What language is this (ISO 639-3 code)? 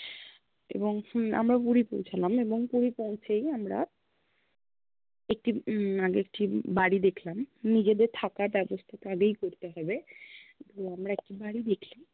ben